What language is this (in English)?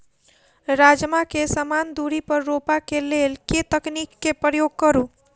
Maithili